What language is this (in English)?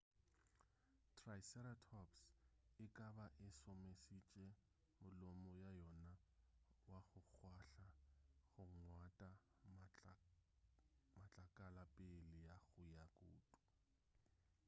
Northern Sotho